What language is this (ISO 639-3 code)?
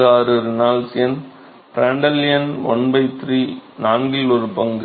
tam